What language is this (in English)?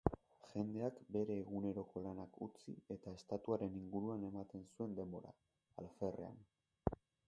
Basque